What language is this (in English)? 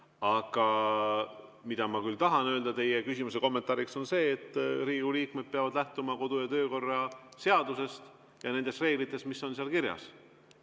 Estonian